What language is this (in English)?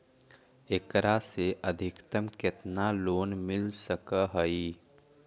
Magahi